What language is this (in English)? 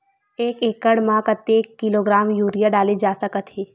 Chhattisgarhi